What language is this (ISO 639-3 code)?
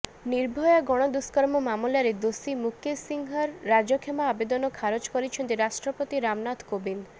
ori